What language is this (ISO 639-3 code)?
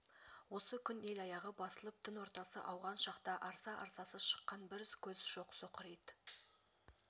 kaz